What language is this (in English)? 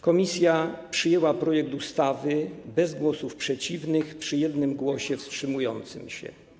Polish